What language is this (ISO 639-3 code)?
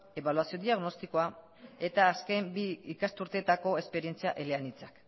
eus